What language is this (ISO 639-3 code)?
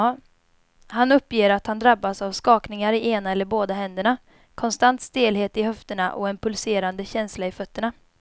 swe